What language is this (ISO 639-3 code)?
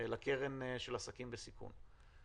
heb